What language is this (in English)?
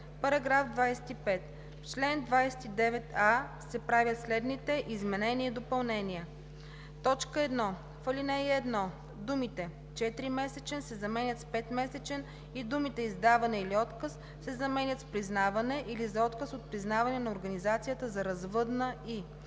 Bulgarian